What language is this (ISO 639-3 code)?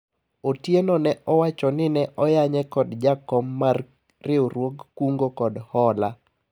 luo